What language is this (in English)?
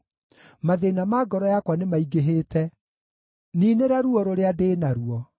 Kikuyu